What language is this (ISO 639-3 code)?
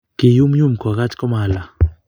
kln